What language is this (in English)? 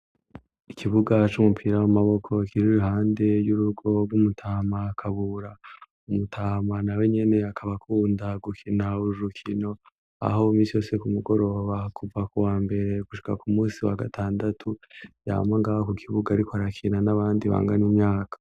Rundi